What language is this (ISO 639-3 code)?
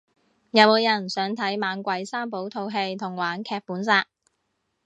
yue